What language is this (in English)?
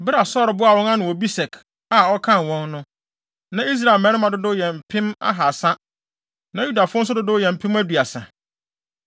Akan